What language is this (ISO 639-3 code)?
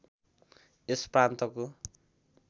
nep